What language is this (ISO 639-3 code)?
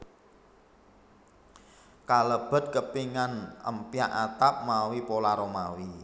jav